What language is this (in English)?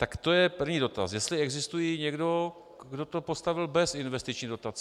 Czech